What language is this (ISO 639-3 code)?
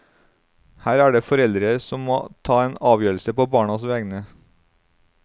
nor